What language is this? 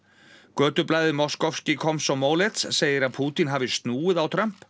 Icelandic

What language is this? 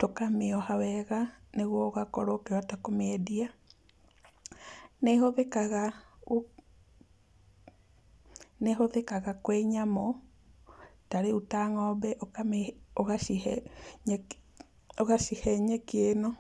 Kikuyu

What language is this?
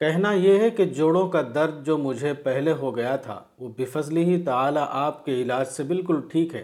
Urdu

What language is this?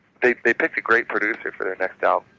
English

